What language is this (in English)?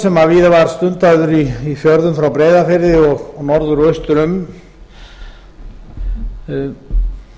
Icelandic